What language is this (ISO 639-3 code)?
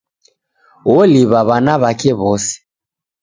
dav